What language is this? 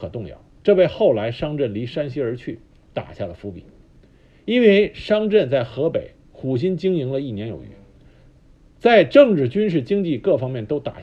Chinese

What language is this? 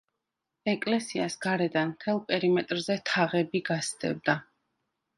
Georgian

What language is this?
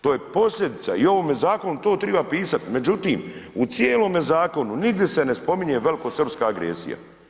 Croatian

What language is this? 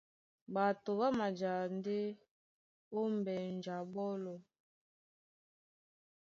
Duala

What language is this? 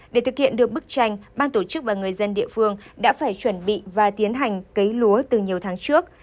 Vietnamese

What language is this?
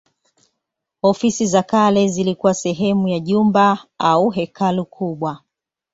Swahili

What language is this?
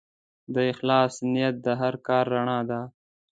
Pashto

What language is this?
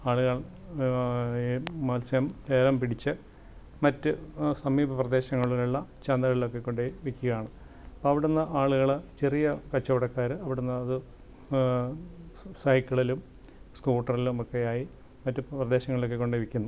Malayalam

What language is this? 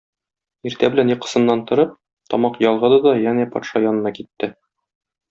Tatar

